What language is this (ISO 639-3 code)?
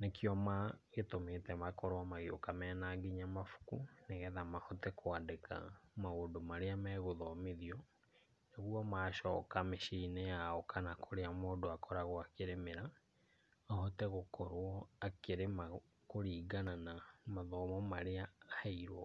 kik